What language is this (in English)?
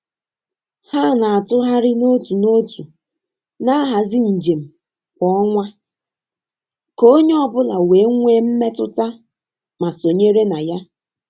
Igbo